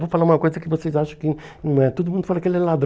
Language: Portuguese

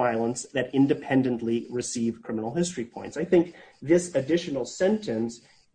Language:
English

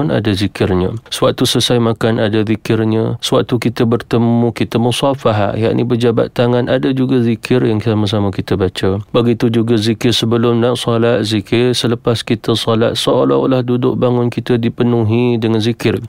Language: Malay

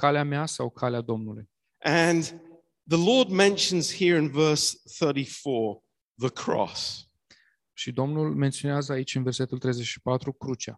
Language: Romanian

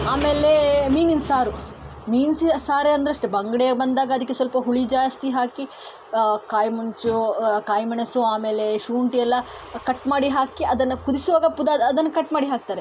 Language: Kannada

